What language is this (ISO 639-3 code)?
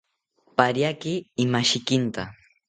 cpy